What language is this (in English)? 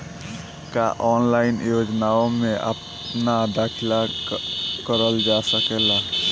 Bhojpuri